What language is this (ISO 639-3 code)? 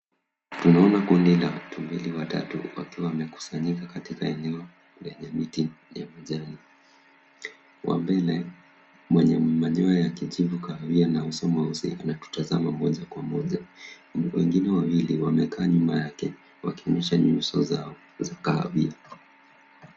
swa